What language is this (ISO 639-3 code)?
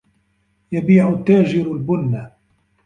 ara